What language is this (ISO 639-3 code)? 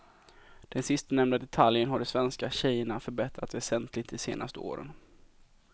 swe